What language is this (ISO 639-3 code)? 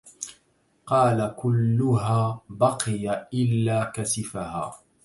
ara